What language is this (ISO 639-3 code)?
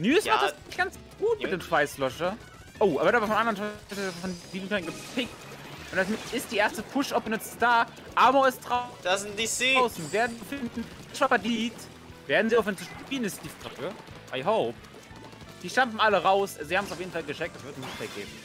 deu